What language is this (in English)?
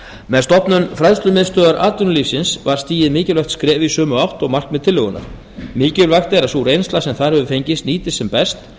Icelandic